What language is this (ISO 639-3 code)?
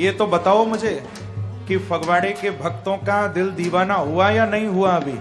hin